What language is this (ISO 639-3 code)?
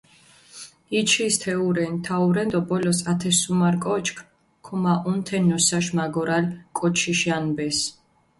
xmf